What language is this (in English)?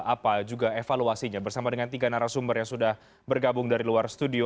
Indonesian